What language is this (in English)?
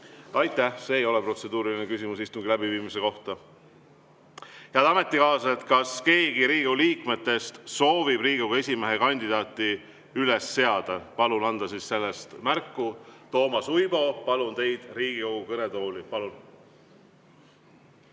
Estonian